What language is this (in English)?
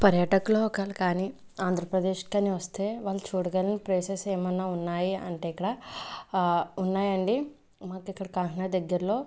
Telugu